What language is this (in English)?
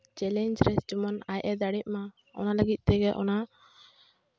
Santali